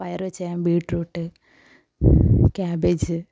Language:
Malayalam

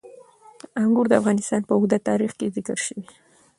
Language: Pashto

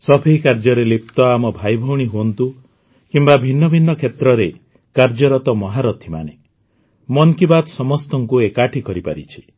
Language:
Odia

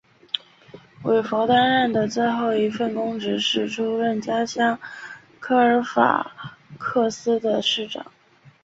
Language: Chinese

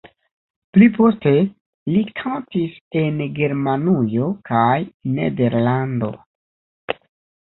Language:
Esperanto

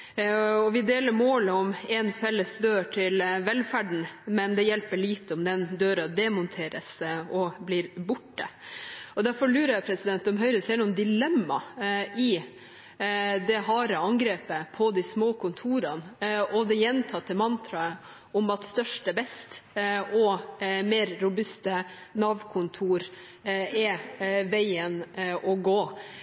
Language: Norwegian Bokmål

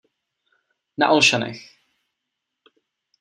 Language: Czech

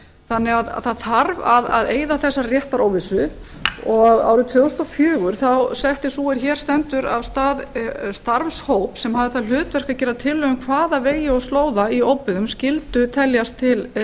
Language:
Icelandic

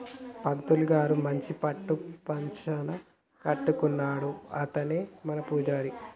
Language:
Telugu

